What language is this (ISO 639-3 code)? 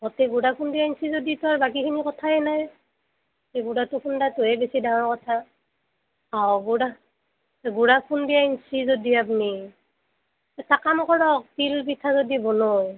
asm